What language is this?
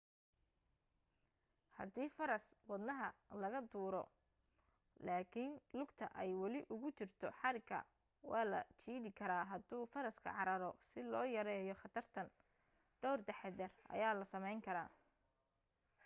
Somali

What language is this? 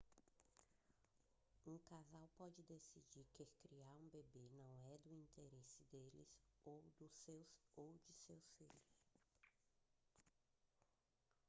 Portuguese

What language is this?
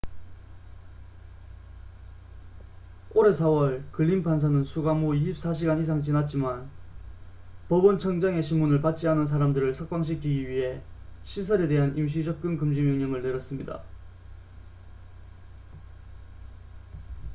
Korean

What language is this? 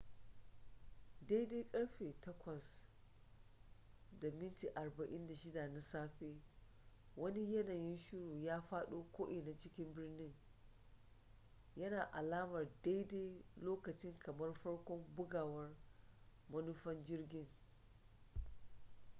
Hausa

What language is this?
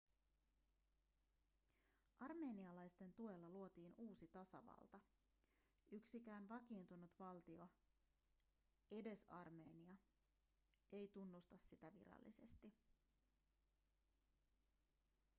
Finnish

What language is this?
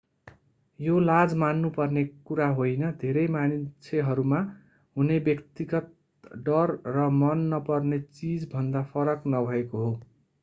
Nepali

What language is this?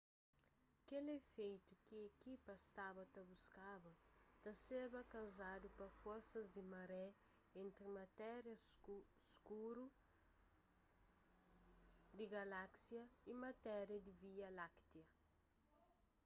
Kabuverdianu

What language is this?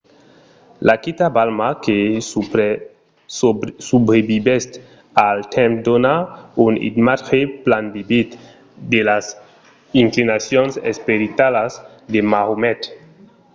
Occitan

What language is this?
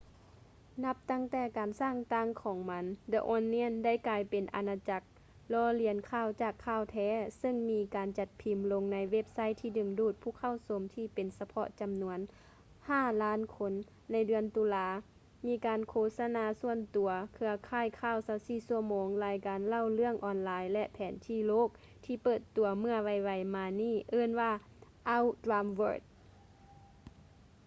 Lao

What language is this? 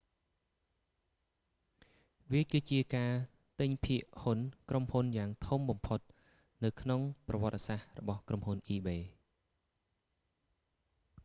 Khmer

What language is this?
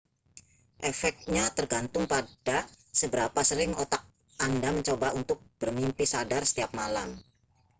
Indonesian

